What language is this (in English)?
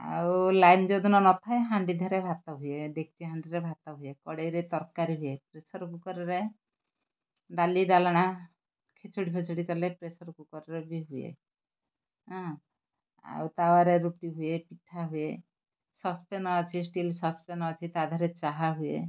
Odia